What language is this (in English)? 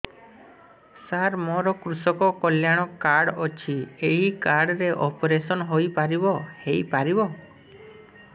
Odia